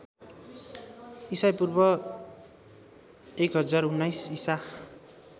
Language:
Nepali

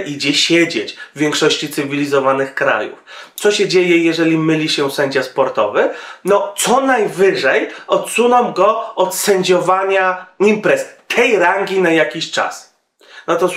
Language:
Polish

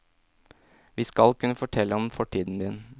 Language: Norwegian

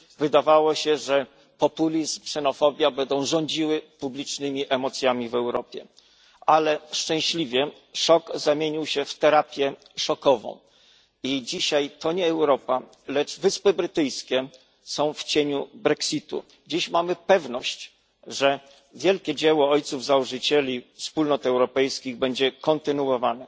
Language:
Polish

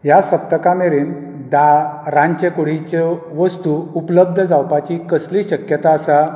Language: Konkani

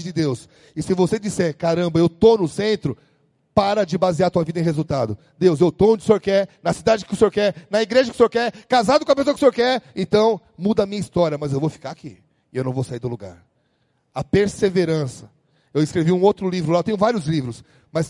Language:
Portuguese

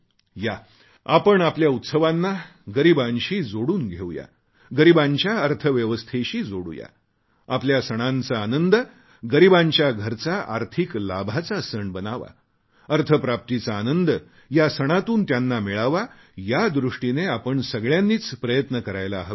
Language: Marathi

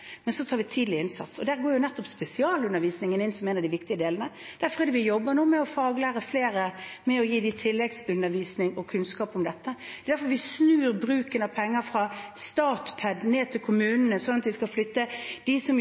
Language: Norwegian Bokmål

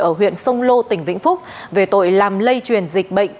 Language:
Vietnamese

